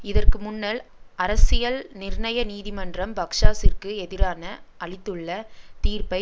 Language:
Tamil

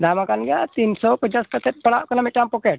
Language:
Santali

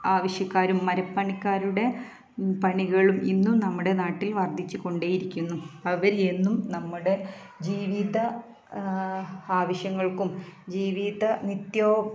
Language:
Malayalam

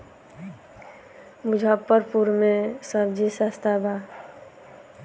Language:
Bhojpuri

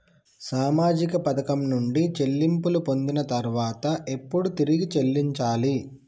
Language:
Telugu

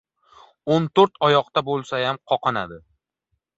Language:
Uzbek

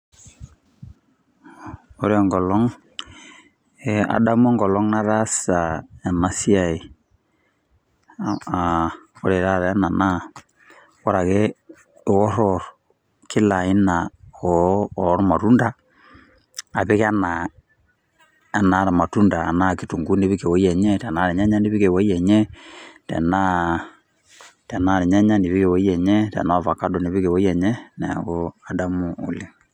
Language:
Masai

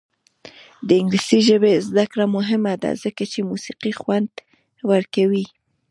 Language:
Pashto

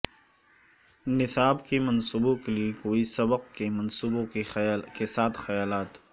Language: Urdu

